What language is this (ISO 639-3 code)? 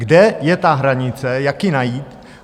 ces